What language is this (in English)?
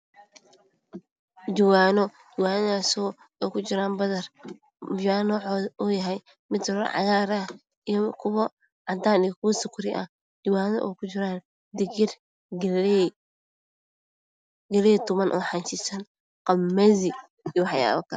Somali